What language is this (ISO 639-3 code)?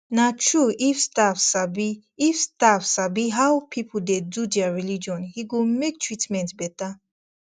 pcm